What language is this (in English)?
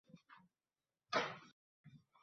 Uzbek